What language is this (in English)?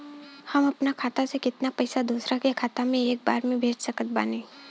Bhojpuri